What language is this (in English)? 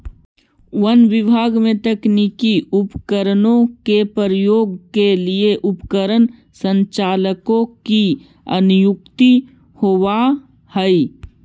Magahi